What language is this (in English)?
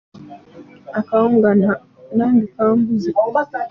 Ganda